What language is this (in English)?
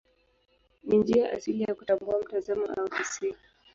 Swahili